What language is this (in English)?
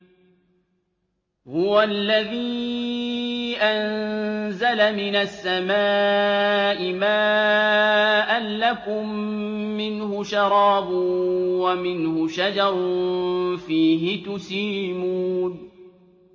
Arabic